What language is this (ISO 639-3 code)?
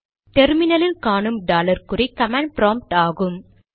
tam